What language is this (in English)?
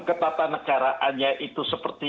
Indonesian